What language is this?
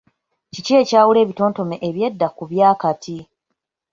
Ganda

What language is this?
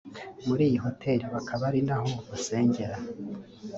Kinyarwanda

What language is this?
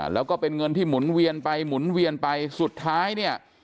Thai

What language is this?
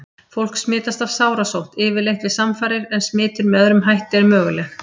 Icelandic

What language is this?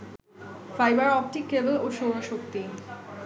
Bangla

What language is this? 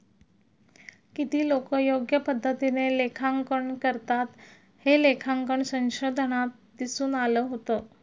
Marathi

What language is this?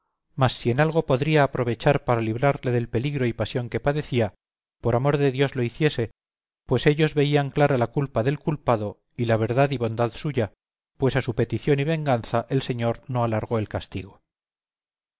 Spanish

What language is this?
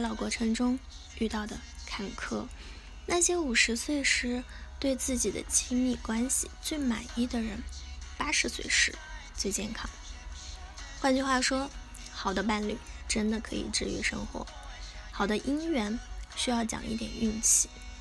Chinese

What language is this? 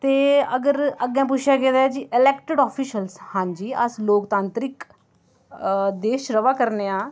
Dogri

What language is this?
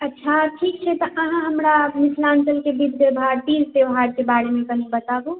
Maithili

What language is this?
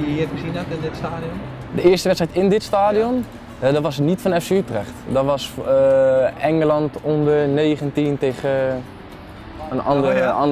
Dutch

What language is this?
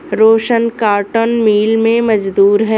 Hindi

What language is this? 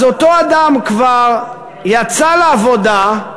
Hebrew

